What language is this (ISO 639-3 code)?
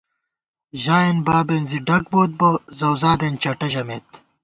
gwt